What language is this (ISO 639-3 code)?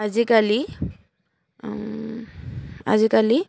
asm